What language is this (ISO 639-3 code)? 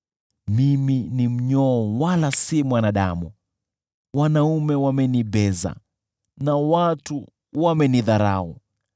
swa